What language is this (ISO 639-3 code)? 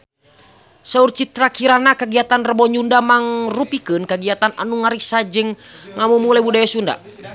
sun